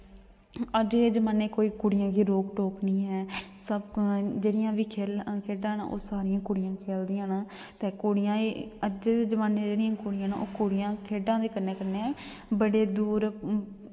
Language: Dogri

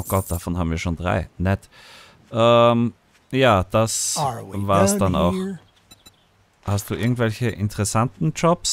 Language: German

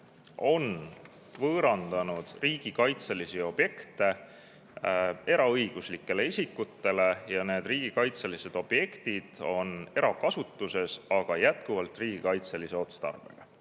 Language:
Estonian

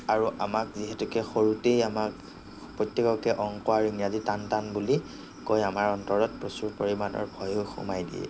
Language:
Assamese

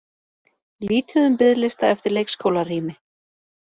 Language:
Icelandic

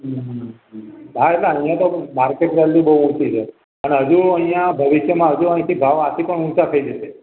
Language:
Gujarati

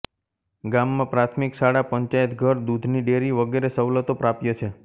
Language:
Gujarati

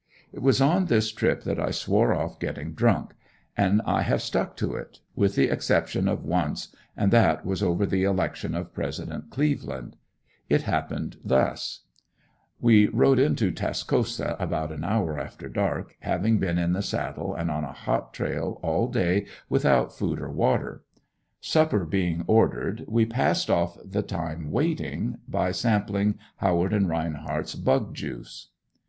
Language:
English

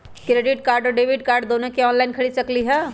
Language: Magahi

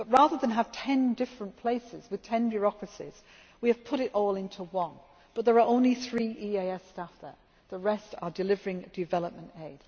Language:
English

